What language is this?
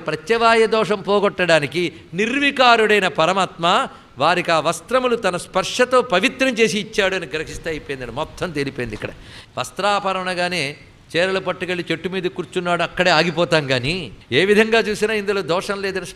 Hindi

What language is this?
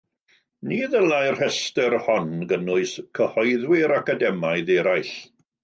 Welsh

